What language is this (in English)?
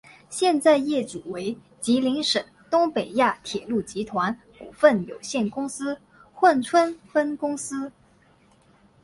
Chinese